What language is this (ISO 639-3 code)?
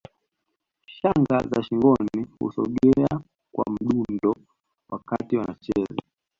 swa